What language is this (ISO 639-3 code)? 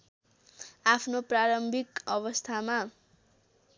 nep